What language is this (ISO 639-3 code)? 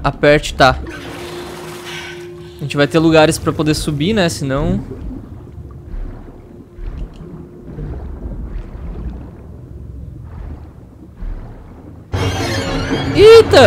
por